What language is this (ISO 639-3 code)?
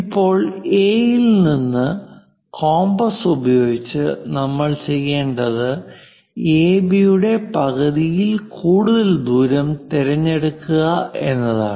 mal